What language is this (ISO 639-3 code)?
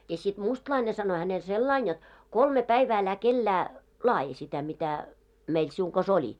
fin